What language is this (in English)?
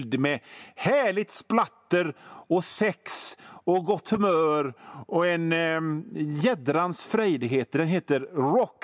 Swedish